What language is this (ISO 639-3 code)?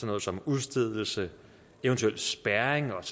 dan